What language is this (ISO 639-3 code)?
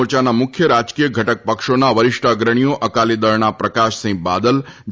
guj